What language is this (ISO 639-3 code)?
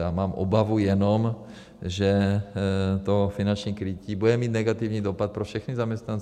ces